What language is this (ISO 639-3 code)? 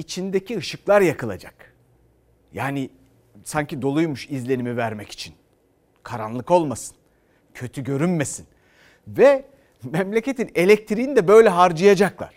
tur